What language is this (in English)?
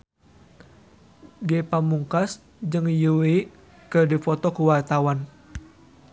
Sundanese